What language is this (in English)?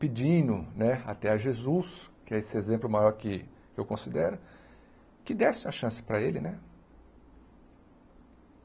Portuguese